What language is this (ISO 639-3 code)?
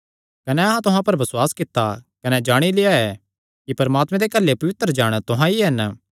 xnr